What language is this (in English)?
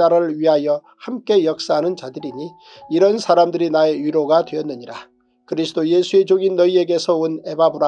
Korean